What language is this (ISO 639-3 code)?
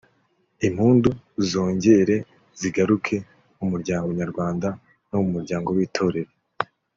kin